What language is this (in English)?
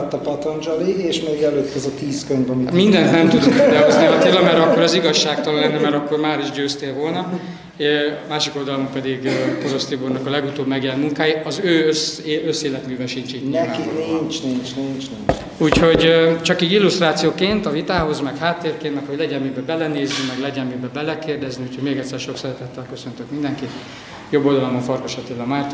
Hungarian